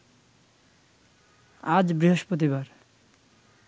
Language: Bangla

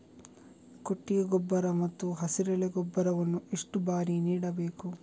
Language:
Kannada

